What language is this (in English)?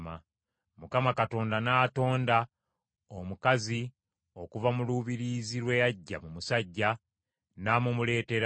Ganda